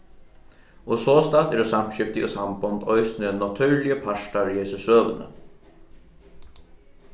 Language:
Faroese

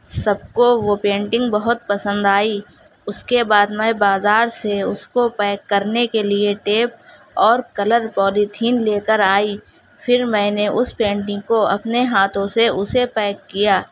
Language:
Urdu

